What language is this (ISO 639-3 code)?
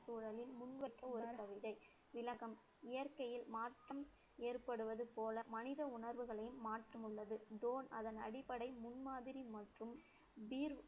tam